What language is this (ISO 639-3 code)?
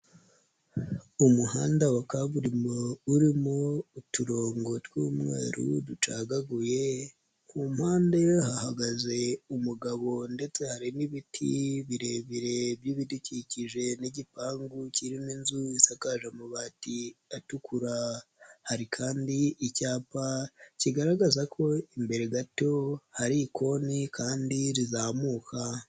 kin